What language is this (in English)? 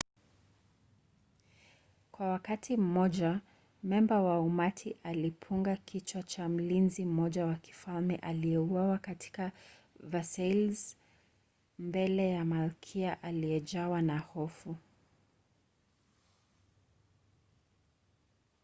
Swahili